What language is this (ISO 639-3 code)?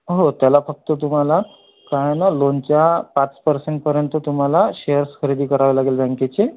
mar